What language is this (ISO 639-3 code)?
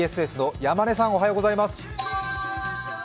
jpn